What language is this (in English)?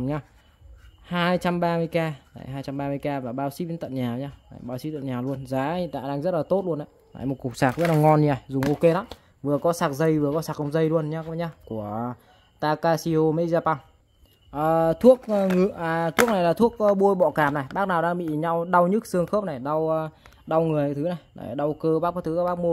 Vietnamese